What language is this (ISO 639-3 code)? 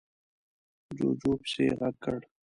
pus